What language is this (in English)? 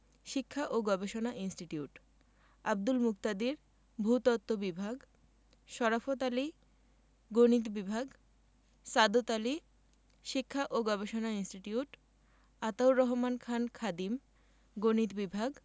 Bangla